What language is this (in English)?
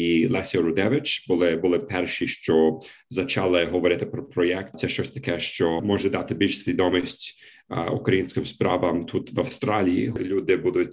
Ukrainian